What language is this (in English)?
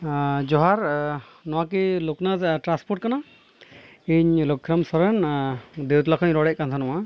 Santali